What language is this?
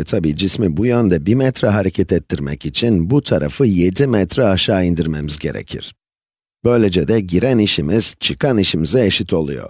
Turkish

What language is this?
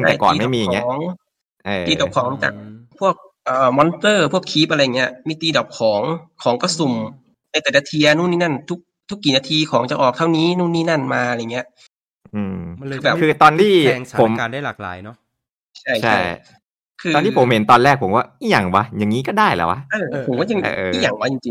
Thai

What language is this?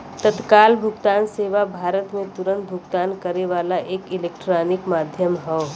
Bhojpuri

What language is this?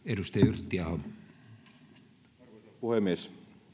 Finnish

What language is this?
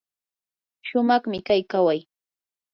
Yanahuanca Pasco Quechua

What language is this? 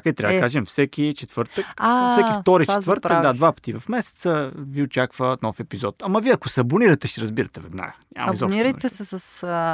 Bulgarian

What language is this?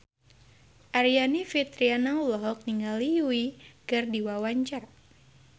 Sundanese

